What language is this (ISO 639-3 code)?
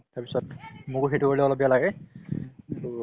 asm